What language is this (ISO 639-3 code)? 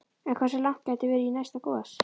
isl